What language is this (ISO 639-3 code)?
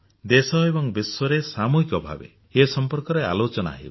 ori